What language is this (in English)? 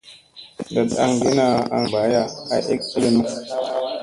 Musey